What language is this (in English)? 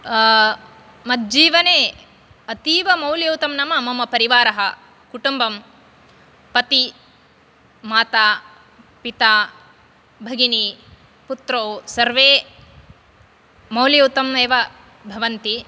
Sanskrit